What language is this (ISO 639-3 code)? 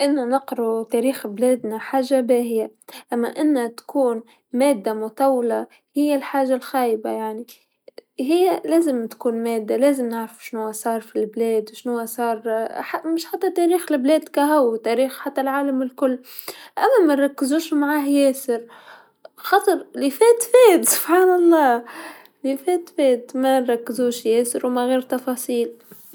aeb